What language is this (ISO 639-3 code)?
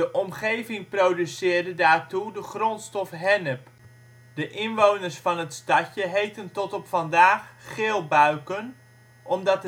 nld